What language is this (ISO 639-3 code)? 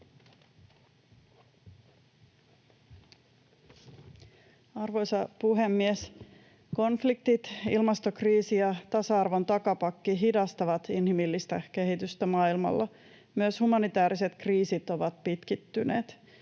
fin